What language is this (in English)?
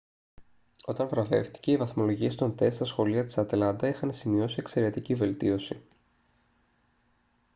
Greek